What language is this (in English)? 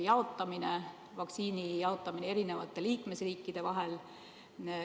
Estonian